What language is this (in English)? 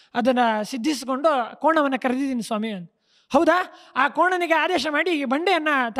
Kannada